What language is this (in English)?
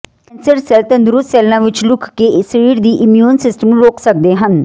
Punjabi